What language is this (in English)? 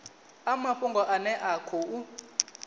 Venda